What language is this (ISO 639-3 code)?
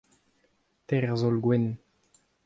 bre